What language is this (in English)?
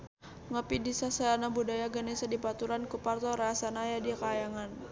Sundanese